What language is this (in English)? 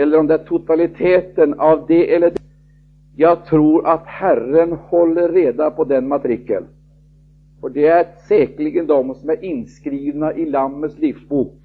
Swedish